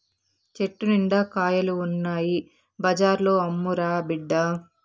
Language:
Telugu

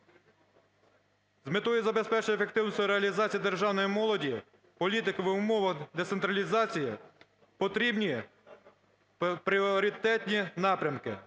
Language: Ukrainian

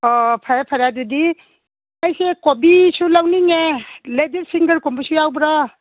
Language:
Manipuri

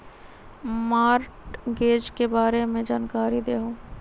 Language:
Magahi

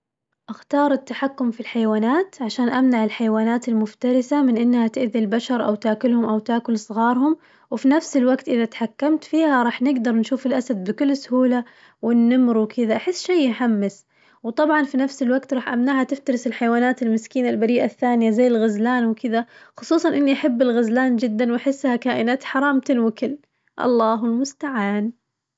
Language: Najdi Arabic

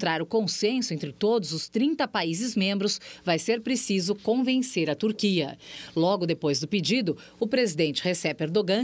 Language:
Portuguese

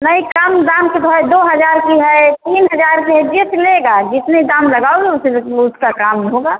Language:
Hindi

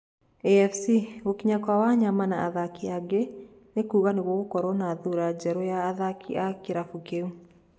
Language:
Kikuyu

